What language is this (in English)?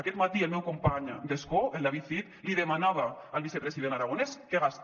Catalan